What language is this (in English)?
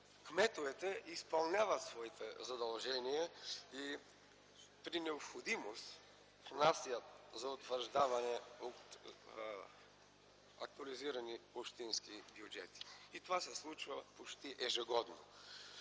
Bulgarian